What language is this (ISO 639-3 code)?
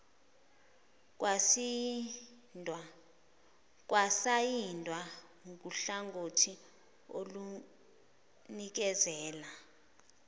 zul